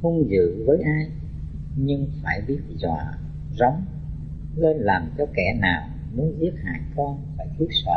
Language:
Vietnamese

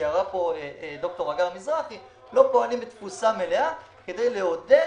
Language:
Hebrew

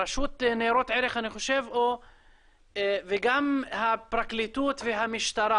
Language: Hebrew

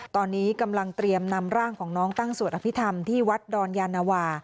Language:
Thai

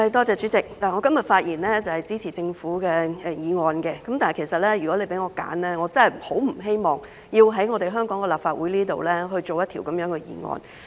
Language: Cantonese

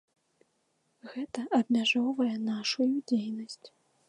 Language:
Belarusian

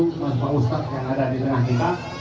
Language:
Indonesian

